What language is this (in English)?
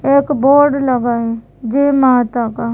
Hindi